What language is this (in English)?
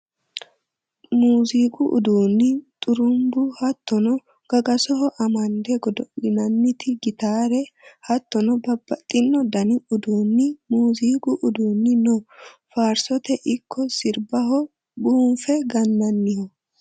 Sidamo